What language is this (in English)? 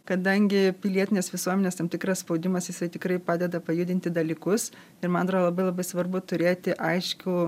Lithuanian